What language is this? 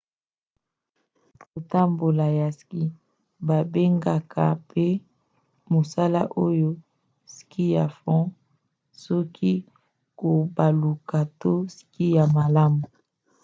Lingala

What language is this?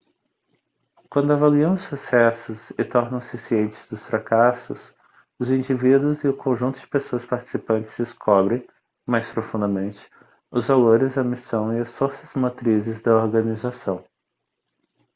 Portuguese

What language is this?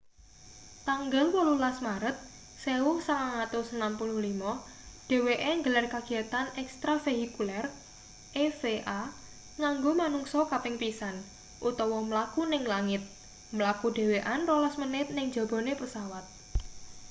Javanese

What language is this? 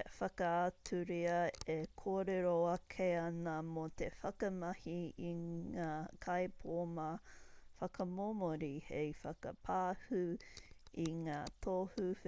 Māori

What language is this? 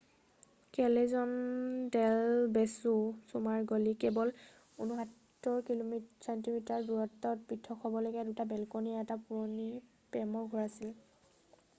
Assamese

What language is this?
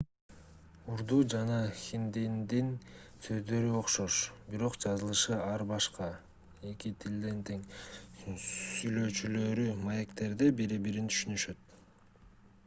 Kyrgyz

